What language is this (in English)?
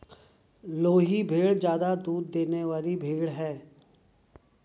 Hindi